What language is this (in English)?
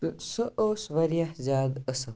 Kashmiri